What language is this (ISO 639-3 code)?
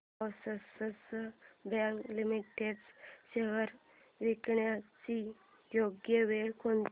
mar